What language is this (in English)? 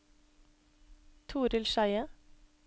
Norwegian